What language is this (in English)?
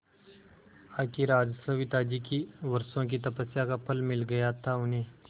Hindi